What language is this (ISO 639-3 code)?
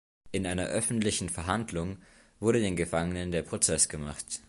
deu